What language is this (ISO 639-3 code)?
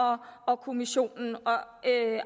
dan